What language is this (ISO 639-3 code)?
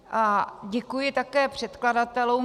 ces